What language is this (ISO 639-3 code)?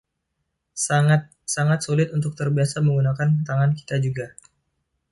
ind